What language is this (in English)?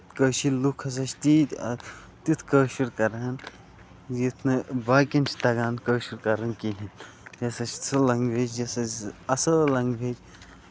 Kashmiri